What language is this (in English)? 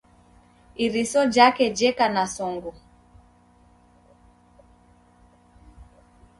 Taita